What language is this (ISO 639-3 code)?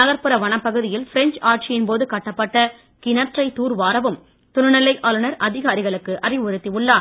tam